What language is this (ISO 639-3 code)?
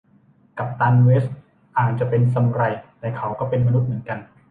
tha